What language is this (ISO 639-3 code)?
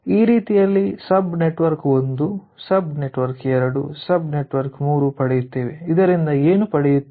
kan